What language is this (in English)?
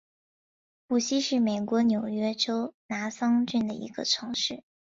Chinese